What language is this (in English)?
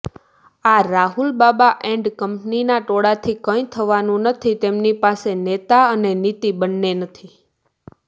Gujarati